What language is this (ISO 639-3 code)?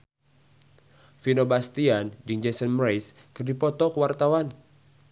sun